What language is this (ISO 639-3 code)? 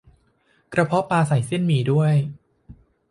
tha